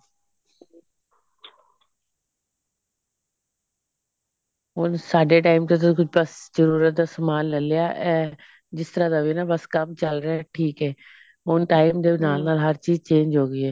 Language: Punjabi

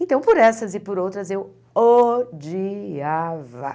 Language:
Portuguese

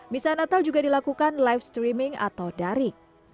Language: Indonesian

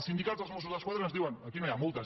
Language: Catalan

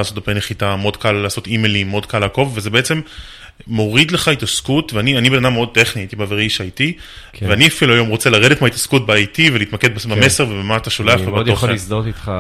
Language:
Hebrew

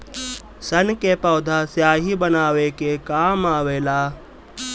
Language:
Bhojpuri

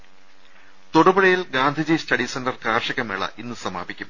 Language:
Malayalam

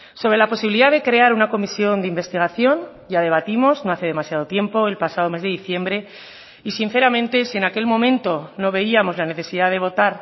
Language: Spanish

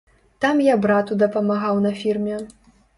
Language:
Belarusian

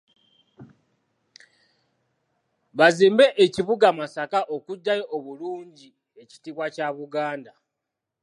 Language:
Ganda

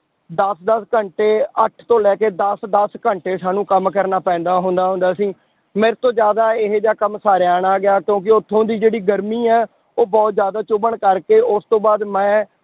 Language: Punjabi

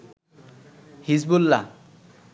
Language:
Bangla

